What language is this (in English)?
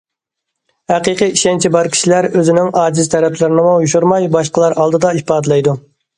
Uyghur